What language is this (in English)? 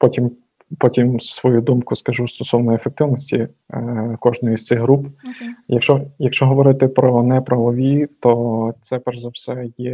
Ukrainian